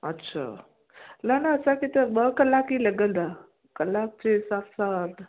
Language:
Sindhi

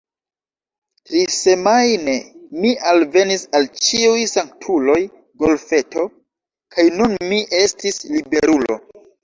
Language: Esperanto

